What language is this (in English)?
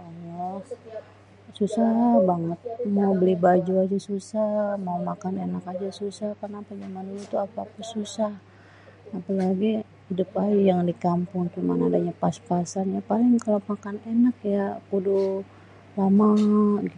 Betawi